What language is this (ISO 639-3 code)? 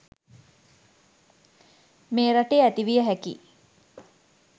sin